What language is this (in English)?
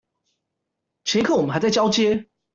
Chinese